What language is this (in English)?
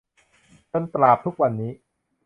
Thai